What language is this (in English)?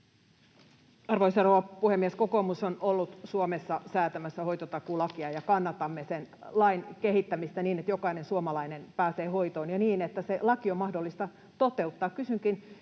Finnish